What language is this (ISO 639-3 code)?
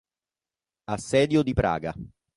ita